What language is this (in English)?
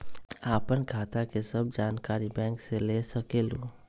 Magahi